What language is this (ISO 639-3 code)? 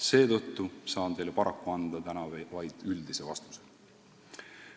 est